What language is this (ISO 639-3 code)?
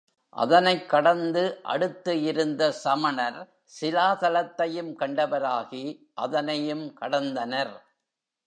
tam